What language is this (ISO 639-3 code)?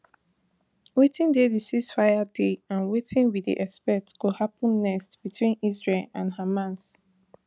pcm